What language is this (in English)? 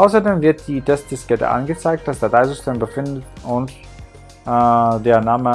German